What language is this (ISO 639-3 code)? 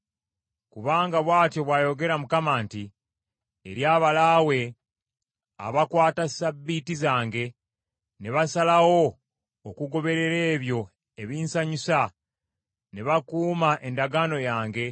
lug